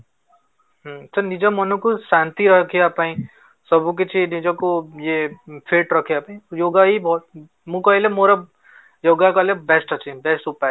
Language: Odia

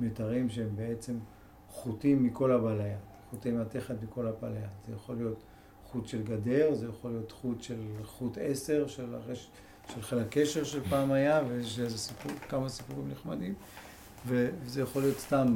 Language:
Hebrew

